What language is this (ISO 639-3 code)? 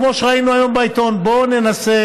heb